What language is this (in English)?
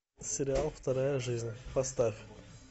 Russian